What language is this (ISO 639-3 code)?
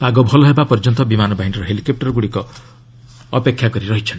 ori